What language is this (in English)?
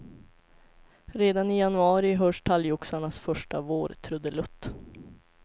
Swedish